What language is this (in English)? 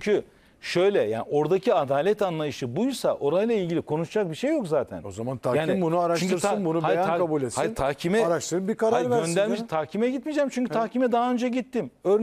Turkish